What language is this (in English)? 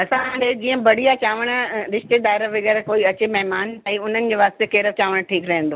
Sindhi